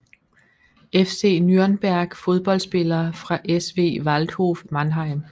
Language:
Danish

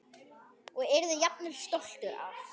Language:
Icelandic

